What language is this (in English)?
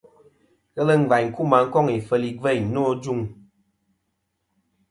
Kom